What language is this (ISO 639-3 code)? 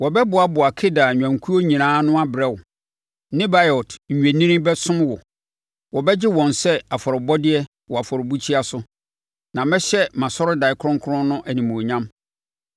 aka